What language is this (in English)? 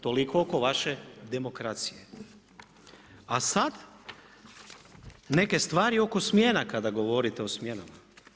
Croatian